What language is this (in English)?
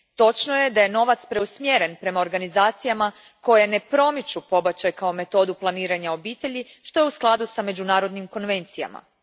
Croatian